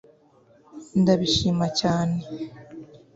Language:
Kinyarwanda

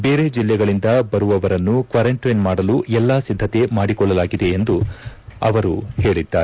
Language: Kannada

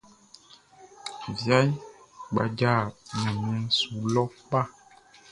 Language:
Baoulé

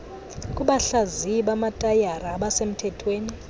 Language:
Xhosa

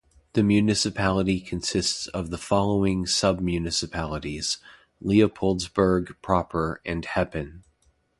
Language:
English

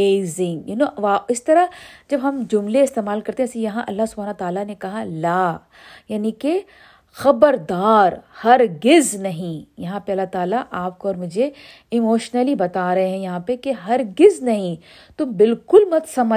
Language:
Urdu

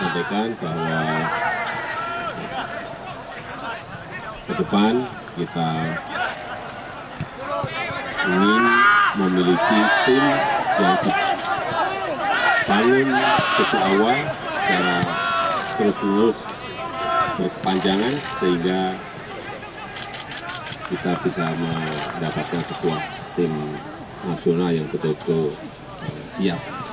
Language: Indonesian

